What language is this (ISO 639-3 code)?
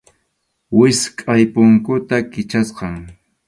qxu